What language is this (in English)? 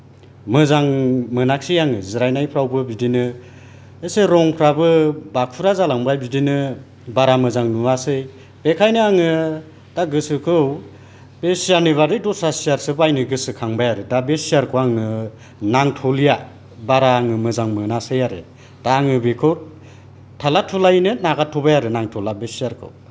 Bodo